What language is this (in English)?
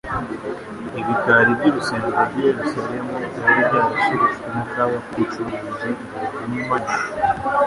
Kinyarwanda